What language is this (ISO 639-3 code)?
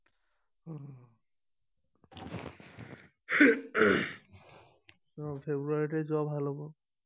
asm